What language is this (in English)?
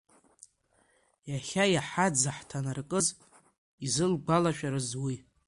Abkhazian